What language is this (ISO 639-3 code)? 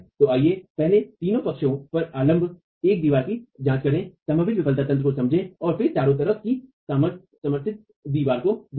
hin